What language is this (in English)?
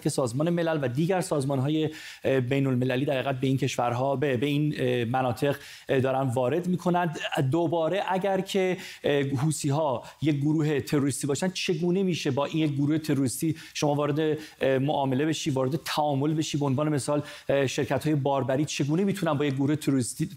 Persian